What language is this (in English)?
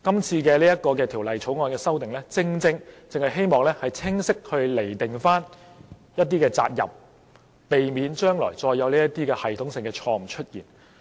Cantonese